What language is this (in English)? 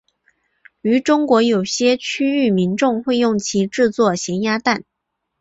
Chinese